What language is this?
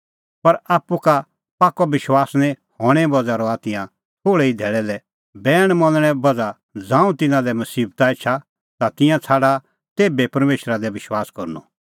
Kullu Pahari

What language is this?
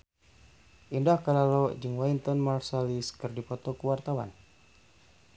Sundanese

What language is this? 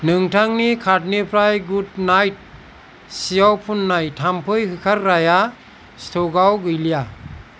Bodo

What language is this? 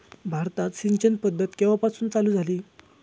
Marathi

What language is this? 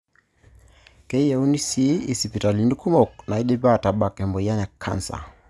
Masai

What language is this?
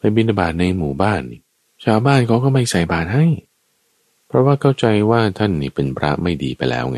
Thai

